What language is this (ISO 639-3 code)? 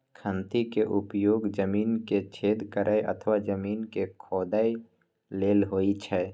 mai